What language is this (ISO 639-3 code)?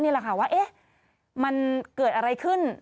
tha